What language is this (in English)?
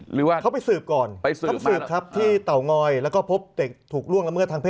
Thai